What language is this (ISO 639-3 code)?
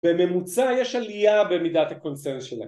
heb